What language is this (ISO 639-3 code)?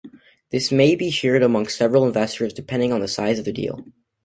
eng